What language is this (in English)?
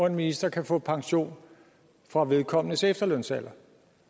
Danish